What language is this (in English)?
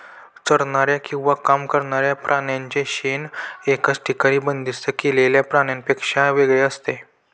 Marathi